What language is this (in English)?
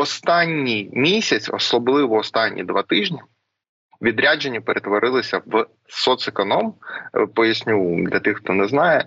Ukrainian